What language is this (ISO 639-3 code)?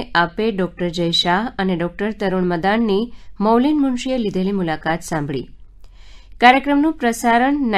guj